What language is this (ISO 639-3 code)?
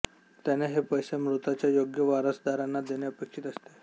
mar